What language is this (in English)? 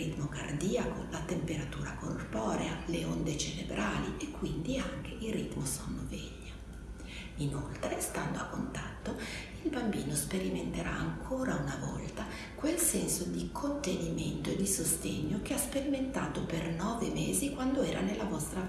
Italian